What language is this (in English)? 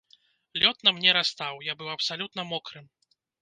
Belarusian